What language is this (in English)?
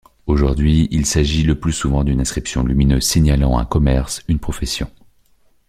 French